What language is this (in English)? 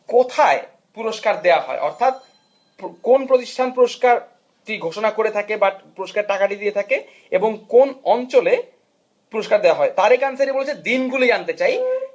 Bangla